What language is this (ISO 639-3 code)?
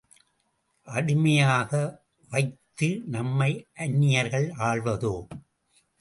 tam